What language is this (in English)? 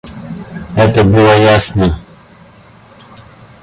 Russian